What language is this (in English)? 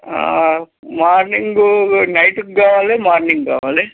Telugu